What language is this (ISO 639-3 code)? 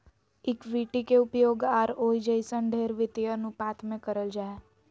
mag